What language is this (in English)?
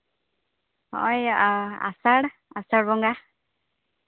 Santali